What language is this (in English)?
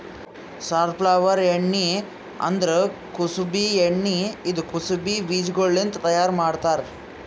Kannada